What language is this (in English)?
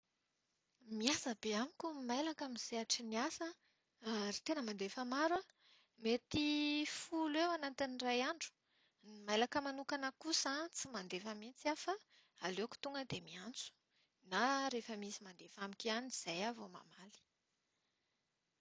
Malagasy